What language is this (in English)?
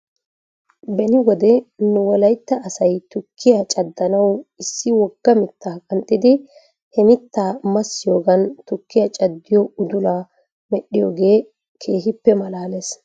Wolaytta